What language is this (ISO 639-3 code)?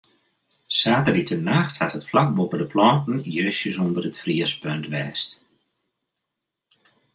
fry